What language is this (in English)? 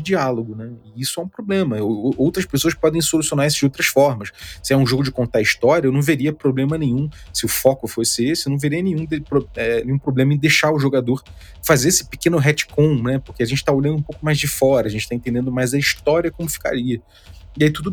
Portuguese